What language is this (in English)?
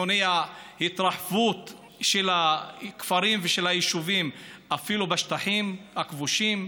Hebrew